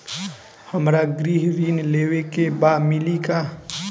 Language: Bhojpuri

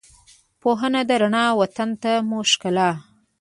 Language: Pashto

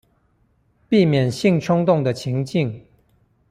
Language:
Chinese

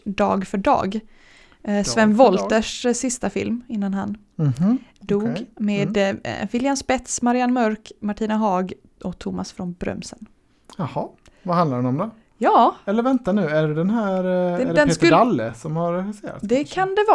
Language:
Swedish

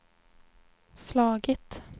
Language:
Swedish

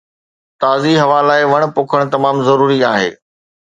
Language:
Sindhi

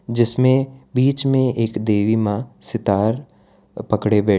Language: Hindi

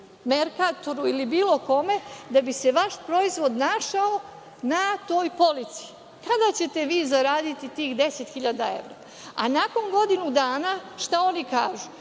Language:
Serbian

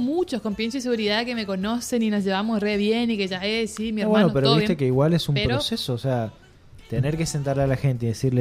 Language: Spanish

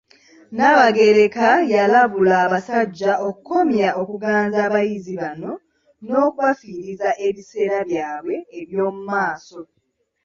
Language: Ganda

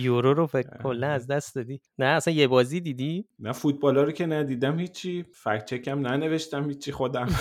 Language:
Persian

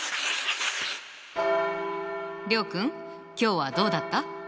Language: Japanese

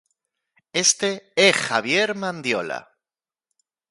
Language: Galician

